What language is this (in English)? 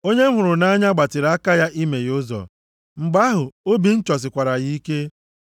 Igbo